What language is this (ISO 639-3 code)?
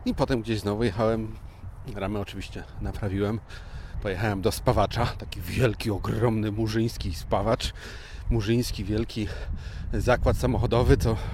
pol